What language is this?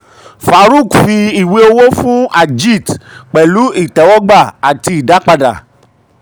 Yoruba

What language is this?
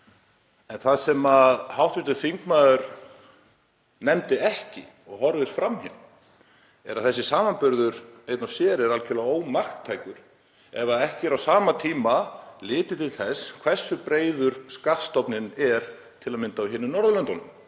Icelandic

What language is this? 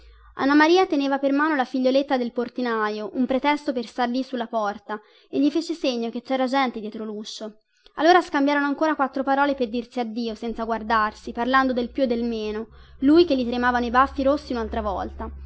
Italian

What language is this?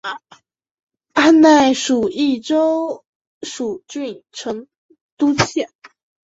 Chinese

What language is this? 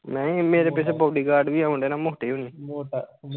Punjabi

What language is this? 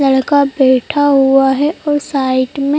Hindi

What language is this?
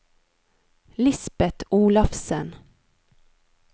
Norwegian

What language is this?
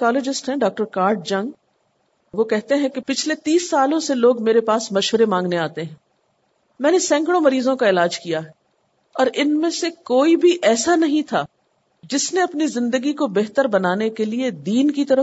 Urdu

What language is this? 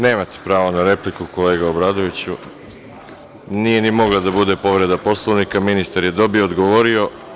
Serbian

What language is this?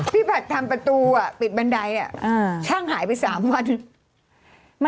Thai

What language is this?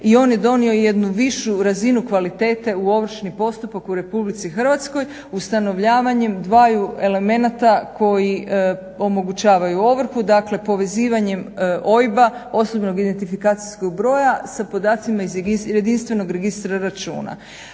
Croatian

